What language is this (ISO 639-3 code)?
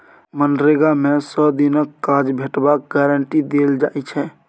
mai